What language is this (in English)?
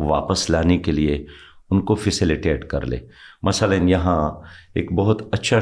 Urdu